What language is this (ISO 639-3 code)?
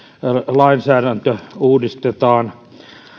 fin